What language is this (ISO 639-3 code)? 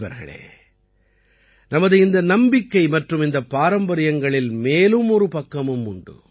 tam